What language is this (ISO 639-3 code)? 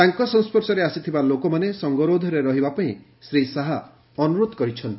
ori